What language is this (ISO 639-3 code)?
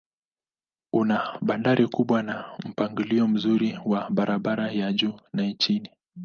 swa